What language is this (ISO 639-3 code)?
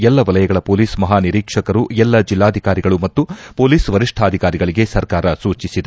kan